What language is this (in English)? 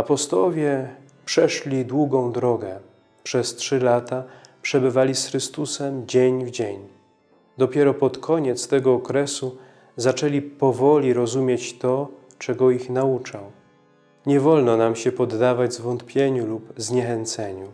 Polish